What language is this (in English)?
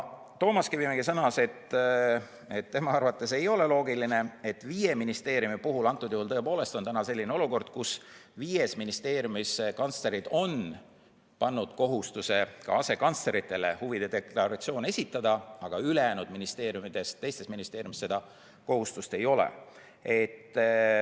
Estonian